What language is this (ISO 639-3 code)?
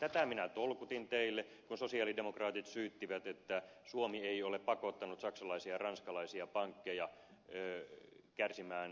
fin